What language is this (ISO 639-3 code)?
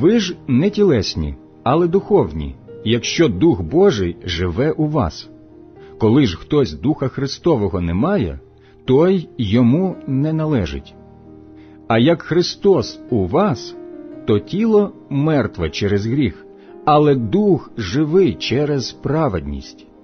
ukr